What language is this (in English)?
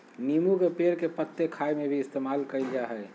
Magahi